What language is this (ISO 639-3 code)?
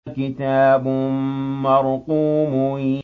ara